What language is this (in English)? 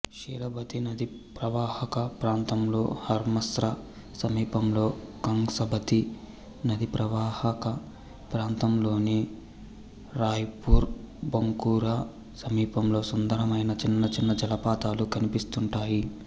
Telugu